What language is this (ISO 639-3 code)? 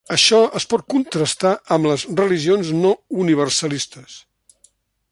cat